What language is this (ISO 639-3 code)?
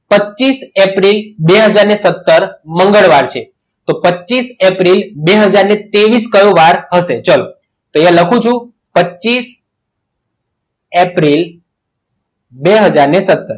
guj